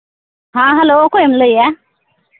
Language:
Santali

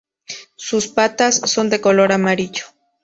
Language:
Spanish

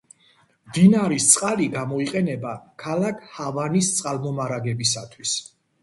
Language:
Georgian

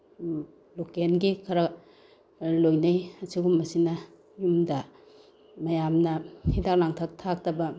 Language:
Manipuri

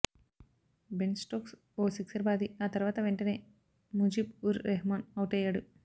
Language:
Telugu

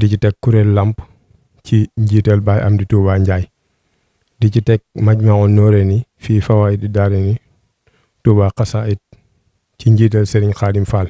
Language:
Indonesian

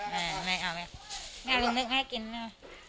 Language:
Thai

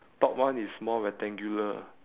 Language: English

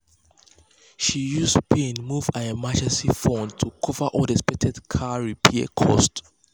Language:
Nigerian Pidgin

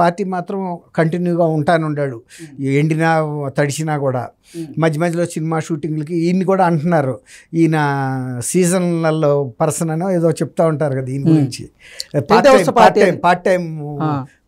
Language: Telugu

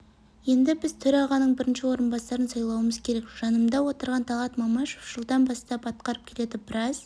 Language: Kazakh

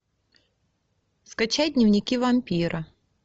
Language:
Russian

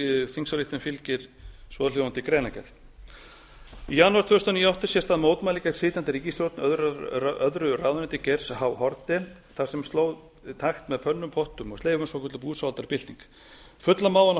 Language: Icelandic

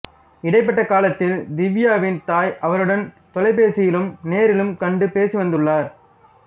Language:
Tamil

